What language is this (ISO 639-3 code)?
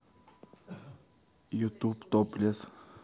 rus